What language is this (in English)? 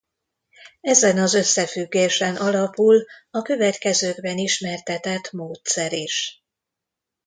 Hungarian